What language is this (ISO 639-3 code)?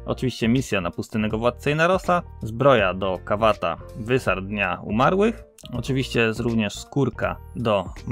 pol